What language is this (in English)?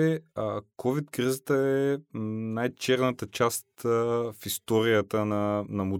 Bulgarian